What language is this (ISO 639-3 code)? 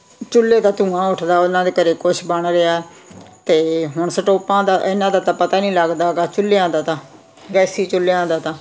pan